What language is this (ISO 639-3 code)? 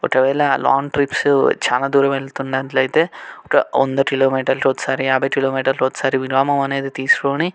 tel